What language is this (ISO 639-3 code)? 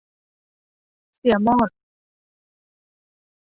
tha